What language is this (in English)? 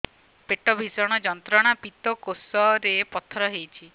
Odia